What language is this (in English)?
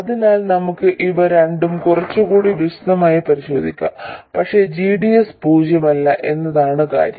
Malayalam